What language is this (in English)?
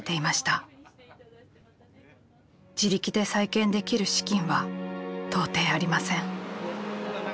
Japanese